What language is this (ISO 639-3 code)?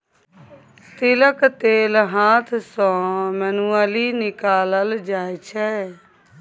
mai